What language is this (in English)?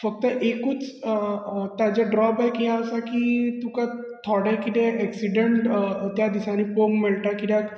Konkani